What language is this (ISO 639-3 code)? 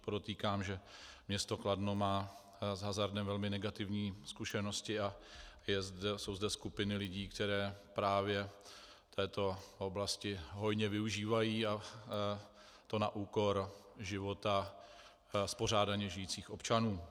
ces